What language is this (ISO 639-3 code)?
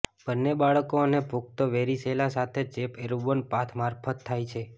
guj